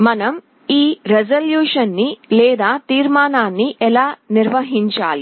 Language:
Telugu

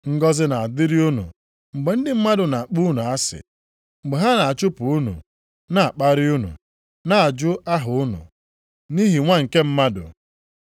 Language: Igbo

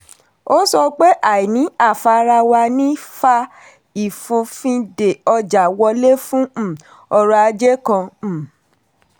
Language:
Yoruba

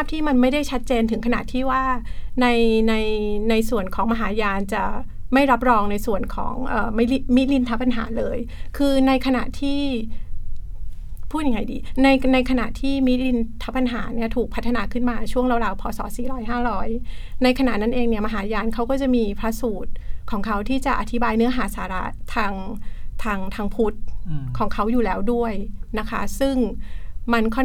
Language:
Thai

